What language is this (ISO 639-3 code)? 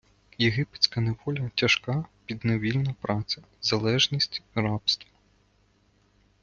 ukr